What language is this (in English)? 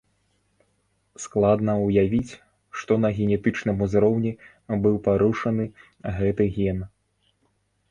Belarusian